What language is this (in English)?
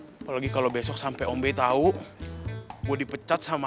Indonesian